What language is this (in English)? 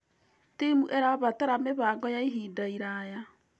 Kikuyu